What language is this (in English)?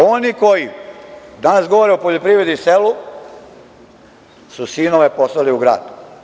Serbian